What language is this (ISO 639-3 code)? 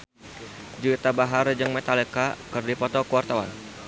sun